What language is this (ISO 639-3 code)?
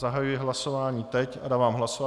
ces